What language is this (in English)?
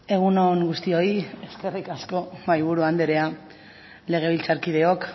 Basque